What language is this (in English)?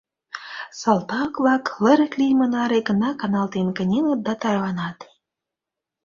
Mari